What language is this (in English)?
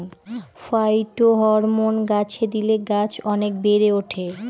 Bangla